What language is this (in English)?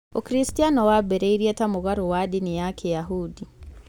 Kikuyu